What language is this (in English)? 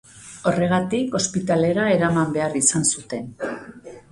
Basque